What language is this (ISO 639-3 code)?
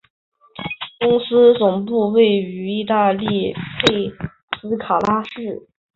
zho